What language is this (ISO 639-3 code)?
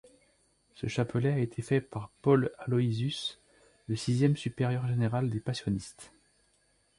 fra